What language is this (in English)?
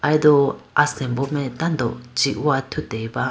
Idu-Mishmi